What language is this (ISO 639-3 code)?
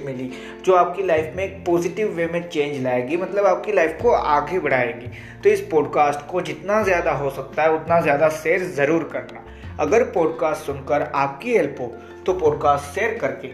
hin